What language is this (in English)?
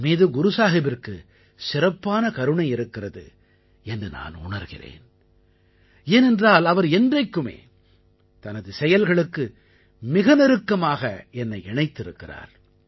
Tamil